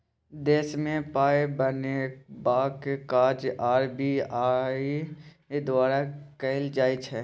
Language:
Maithili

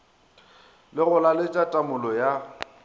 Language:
Northern Sotho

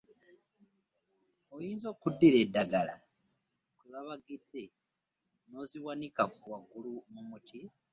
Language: Ganda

